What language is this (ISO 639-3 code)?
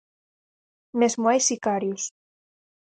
glg